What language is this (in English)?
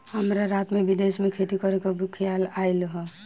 Bhojpuri